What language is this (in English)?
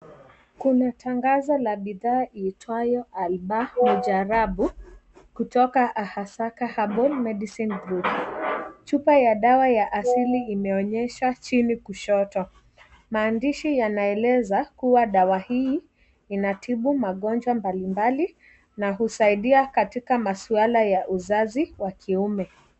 Swahili